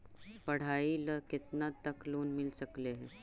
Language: Magahi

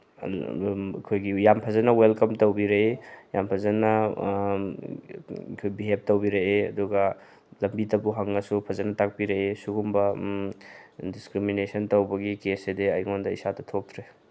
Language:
Manipuri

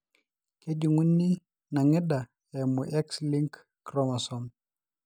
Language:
Masai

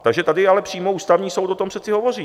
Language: Czech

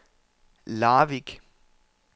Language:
Danish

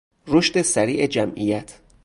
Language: Persian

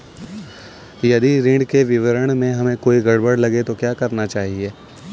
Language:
Hindi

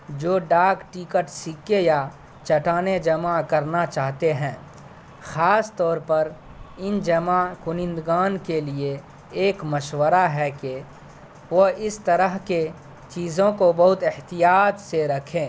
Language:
Urdu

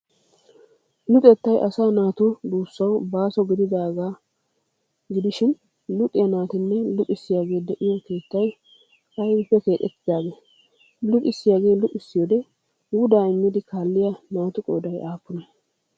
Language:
Wolaytta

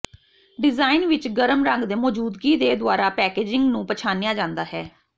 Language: Punjabi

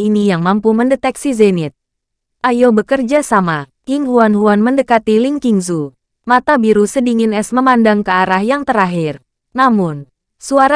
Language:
Indonesian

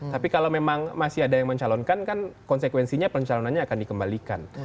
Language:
Indonesian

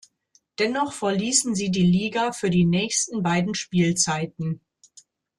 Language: German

